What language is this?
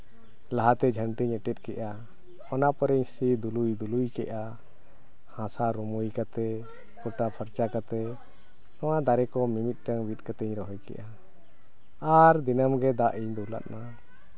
Santali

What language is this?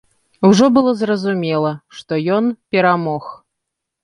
Belarusian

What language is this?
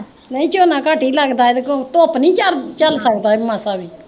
Punjabi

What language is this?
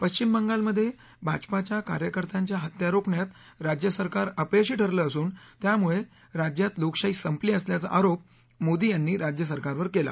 Marathi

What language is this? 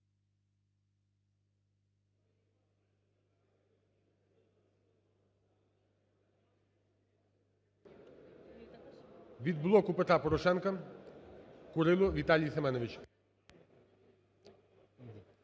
Ukrainian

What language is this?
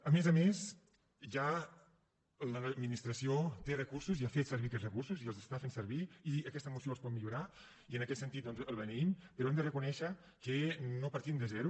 Catalan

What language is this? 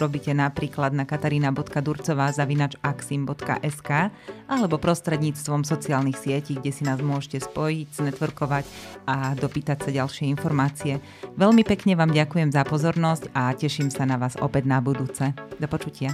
Slovak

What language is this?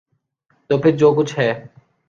Urdu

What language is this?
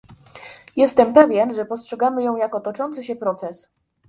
Polish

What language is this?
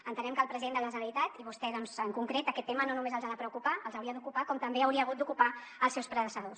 Catalan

